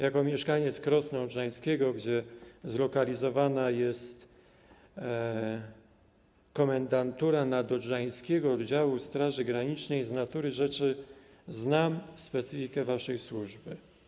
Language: Polish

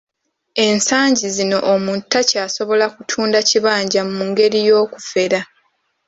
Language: Ganda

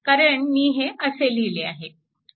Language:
Marathi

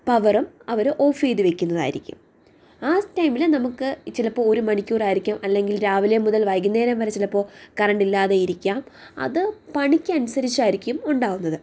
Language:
Malayalam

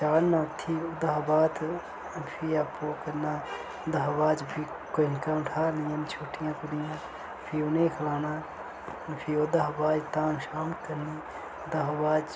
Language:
Dogri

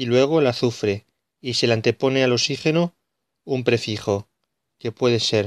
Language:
Spanish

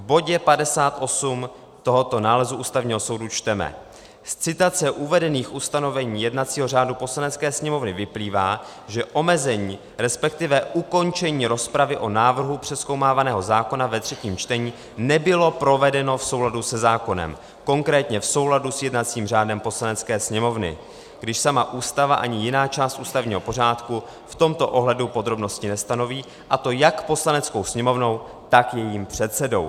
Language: Czech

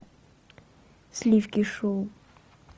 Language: Russian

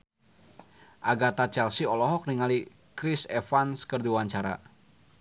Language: Sundanese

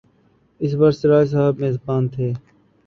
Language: Urdu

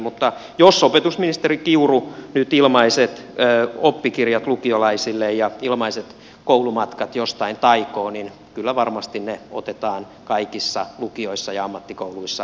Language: Finnish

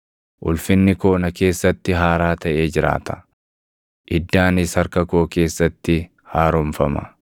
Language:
Oromo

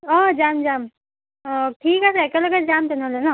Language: Assamese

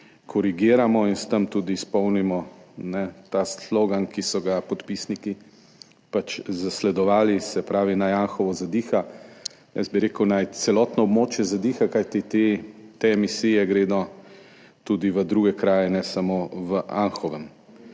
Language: Slovenian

